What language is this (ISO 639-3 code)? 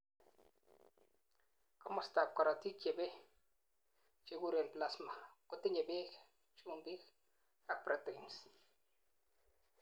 kln